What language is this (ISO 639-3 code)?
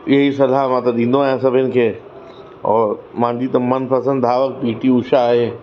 snd